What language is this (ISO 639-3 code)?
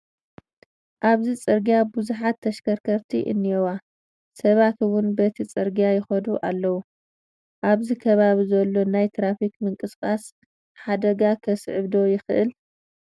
tir